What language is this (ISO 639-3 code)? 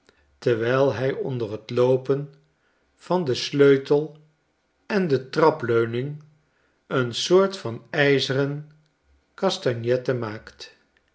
nld